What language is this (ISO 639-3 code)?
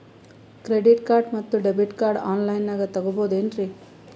kan